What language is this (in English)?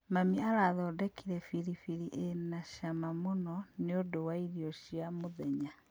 Kikuyu